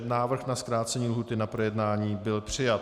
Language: Czech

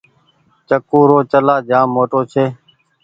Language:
Goaria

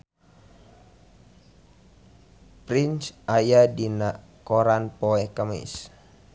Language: Sundanese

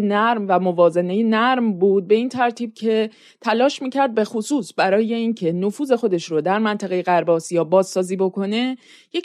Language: Persian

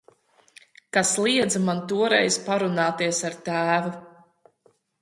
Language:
Latvian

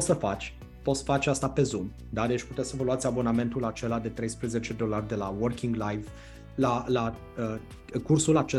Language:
Romanian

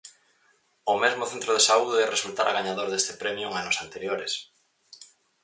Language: Galician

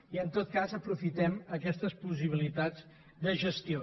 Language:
Catalan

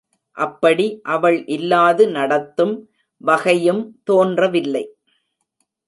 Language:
Tamil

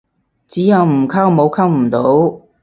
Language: Cantonese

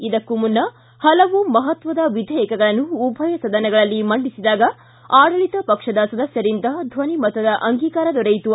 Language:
Kannada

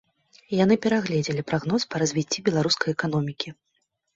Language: Belarusian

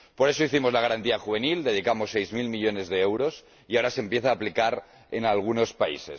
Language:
Spanish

